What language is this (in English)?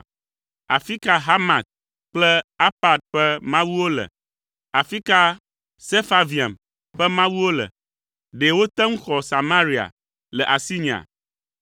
Ewe